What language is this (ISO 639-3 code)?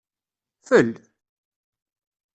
kab